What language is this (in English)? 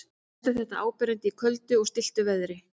Icelandic